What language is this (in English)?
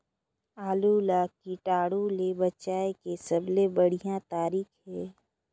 Chhattisgarhi